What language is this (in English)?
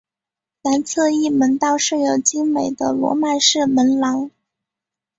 Chinese